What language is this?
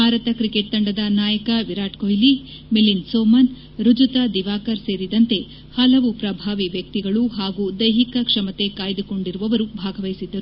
Kannada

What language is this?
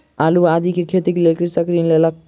Maithili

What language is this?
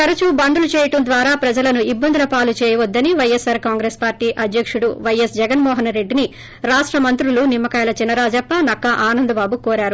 Telugu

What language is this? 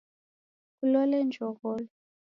Taita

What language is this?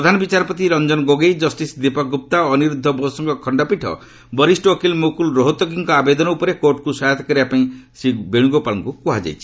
Odia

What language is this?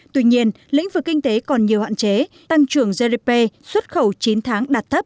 Vietnamese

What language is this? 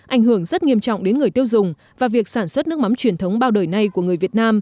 Vietnamese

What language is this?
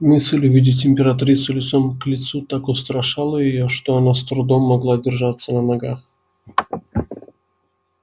Russian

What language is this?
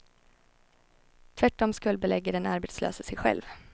Swedish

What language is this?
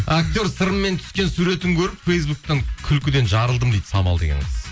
Kazakh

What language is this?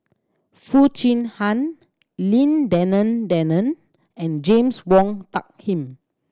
English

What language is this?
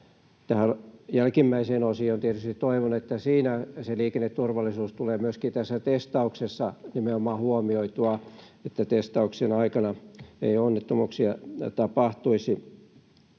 Finnish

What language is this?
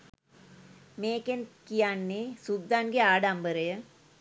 Sinhala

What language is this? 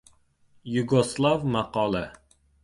Uzbek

